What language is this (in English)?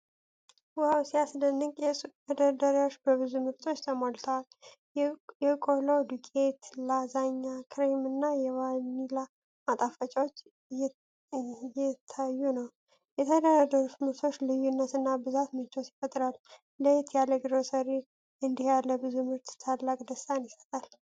Amharic